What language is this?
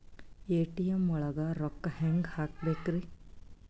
Kannada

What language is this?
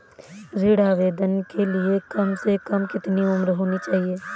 Hindi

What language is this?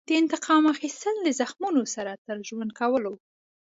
Pashto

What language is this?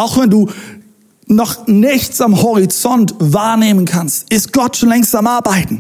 German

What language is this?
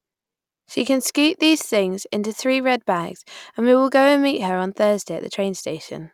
English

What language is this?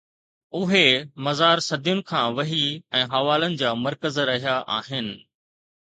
Sindhi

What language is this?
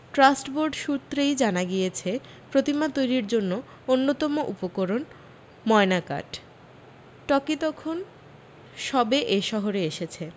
Bangla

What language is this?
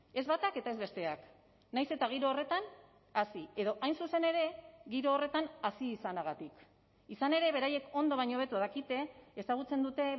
Basque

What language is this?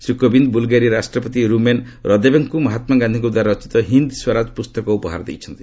Odia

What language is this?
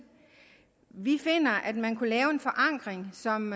Danish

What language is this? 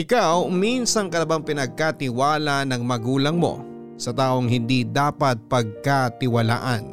Filipino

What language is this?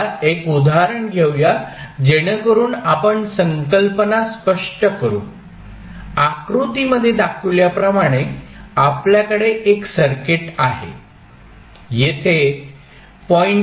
Marathi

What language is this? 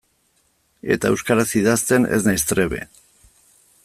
Basque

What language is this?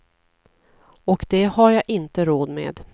Swedish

